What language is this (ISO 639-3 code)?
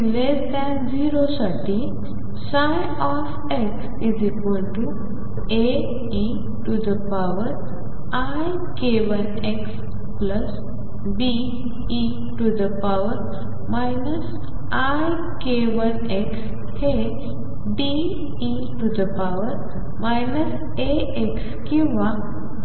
mar